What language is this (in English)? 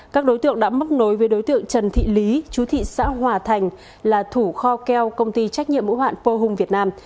Vietnamese